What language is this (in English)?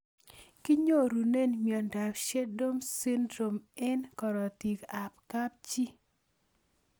Kalenjin